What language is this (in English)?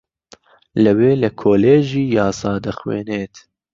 Central Kurdish